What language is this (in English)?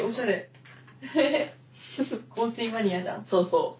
Japanese